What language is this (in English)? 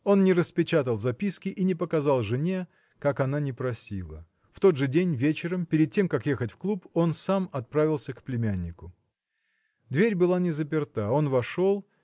Russian